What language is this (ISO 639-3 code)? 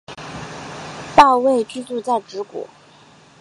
zho